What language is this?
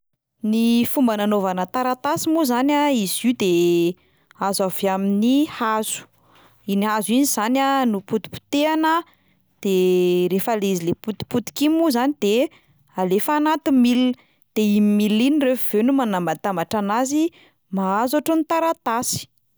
Malagasy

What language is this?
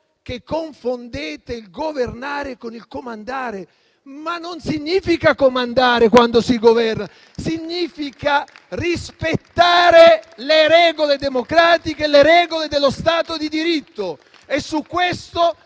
Italian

